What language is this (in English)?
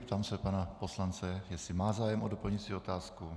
Czech